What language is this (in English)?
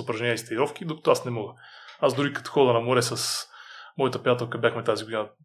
Bulgarian